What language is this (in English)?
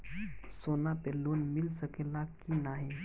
Bhojpuri